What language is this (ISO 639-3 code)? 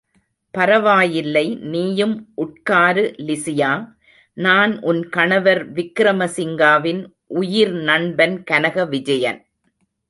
tam